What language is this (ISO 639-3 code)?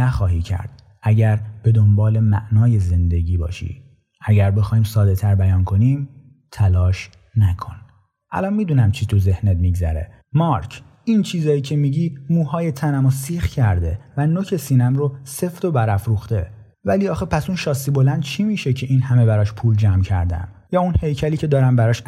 fas